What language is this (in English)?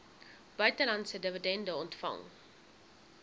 Afrikaans